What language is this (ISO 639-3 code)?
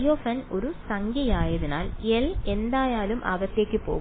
mal